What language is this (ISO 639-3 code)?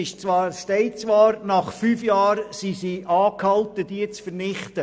gsw